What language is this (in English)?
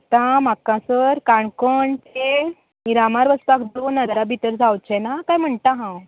Konkani